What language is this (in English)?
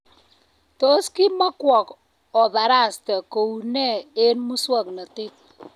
Kalenjin